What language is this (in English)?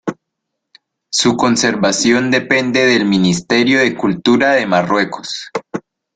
Spanish